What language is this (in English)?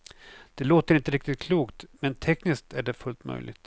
Swedish